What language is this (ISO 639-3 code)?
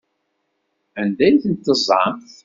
kab